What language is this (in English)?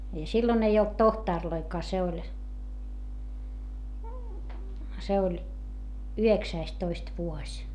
Finnish